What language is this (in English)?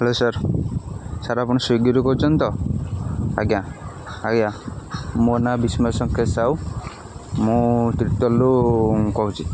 Odia